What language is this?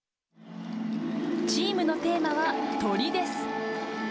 Japanese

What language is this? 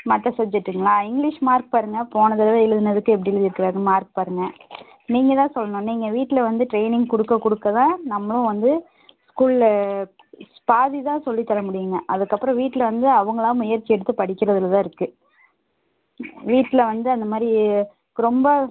Tamil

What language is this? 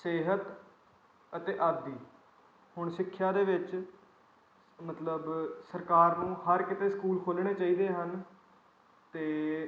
Punjabi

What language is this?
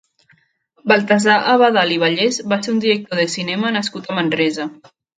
Catalan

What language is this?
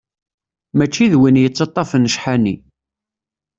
Kabyle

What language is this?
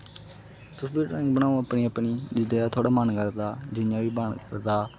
Dogri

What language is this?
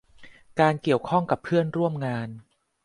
Thai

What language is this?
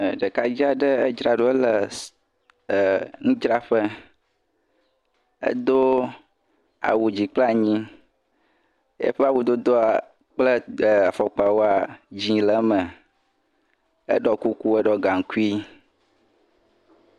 Ewe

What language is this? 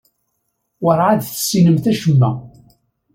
Kabyle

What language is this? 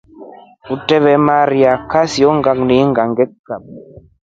Rombo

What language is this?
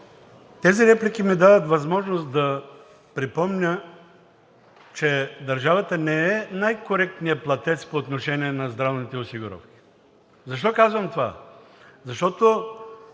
Bulgarian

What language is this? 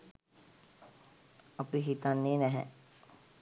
Sinhala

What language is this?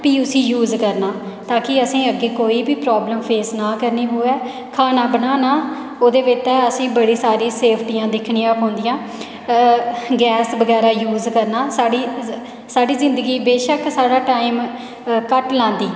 Dogri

